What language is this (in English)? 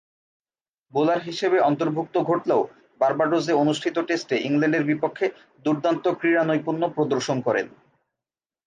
Bangla